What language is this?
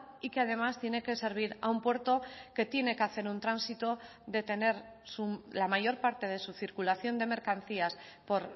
Spanish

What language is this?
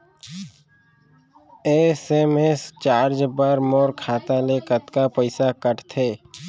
Chhattisgarhi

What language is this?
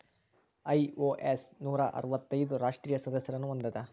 Kannada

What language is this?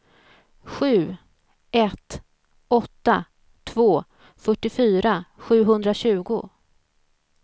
Swedish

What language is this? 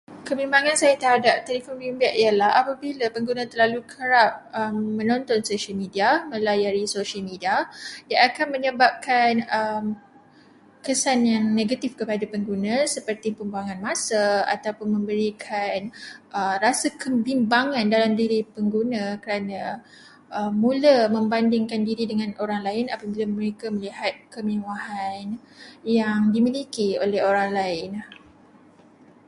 Malay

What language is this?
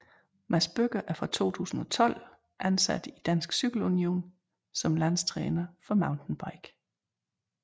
Danish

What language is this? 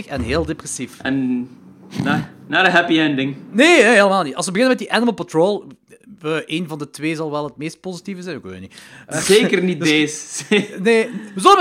Dutch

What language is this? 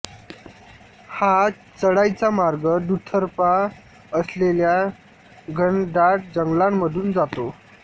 Marathi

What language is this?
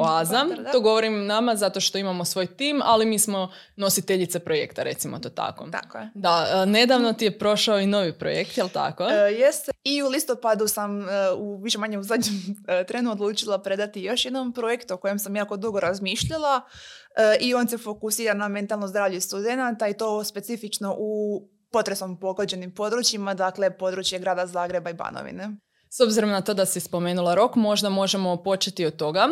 Croatian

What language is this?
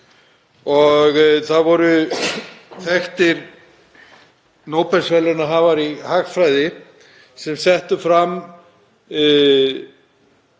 Icelandic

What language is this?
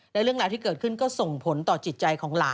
Thai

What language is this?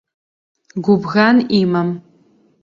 Abkhazian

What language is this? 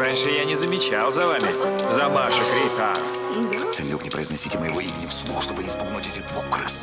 Russian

